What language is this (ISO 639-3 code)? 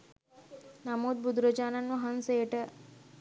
sin